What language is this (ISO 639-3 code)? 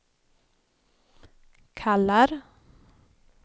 swe